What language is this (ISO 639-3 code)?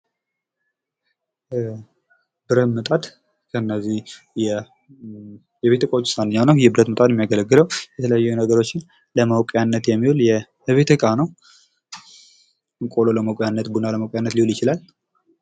amh